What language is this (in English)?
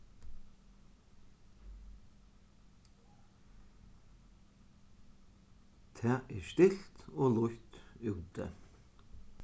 Faroese